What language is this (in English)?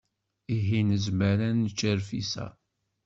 Kabyle